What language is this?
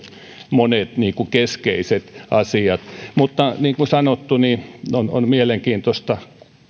Finnish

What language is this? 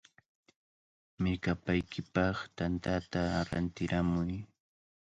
Cajatambo North Lima Quechua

